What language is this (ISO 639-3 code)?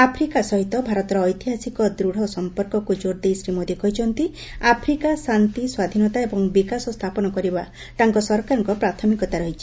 ori